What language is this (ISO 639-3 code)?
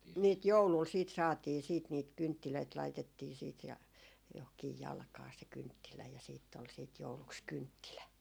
fin